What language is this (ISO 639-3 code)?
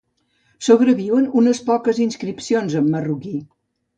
cat